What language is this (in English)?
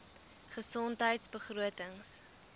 Afrikaans